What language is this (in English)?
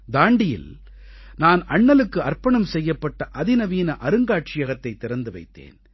Tamil